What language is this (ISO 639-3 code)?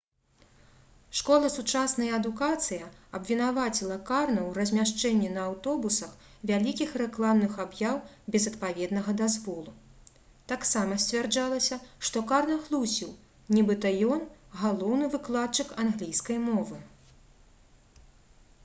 bel